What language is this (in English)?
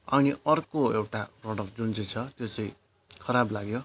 Nepali